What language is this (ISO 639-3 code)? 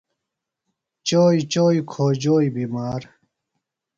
phl